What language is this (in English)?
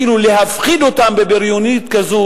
Hebrew